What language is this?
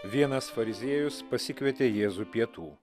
Lithuanian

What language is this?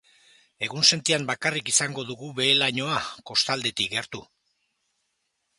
Basque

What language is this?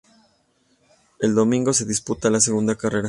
Spanish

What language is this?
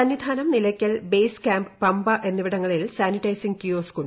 Malayalam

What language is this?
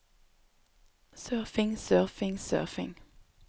Norwegian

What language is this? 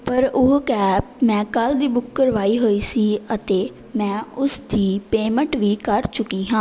Punjabi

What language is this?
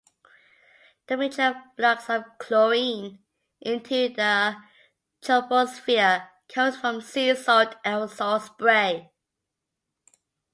English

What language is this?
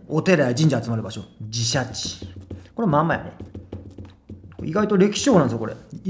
Japanese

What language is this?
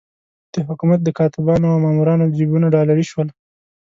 Pashto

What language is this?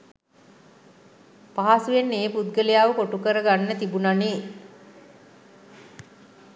Sinhala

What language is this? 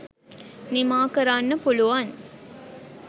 Sinhala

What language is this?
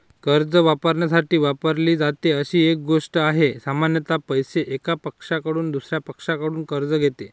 Marathi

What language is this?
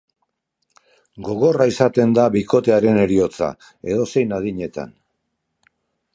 Basque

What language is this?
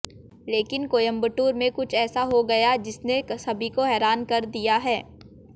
Hindi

